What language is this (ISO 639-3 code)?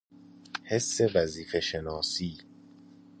fas